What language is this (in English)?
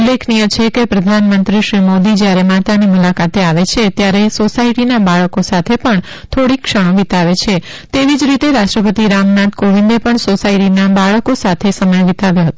Gujarati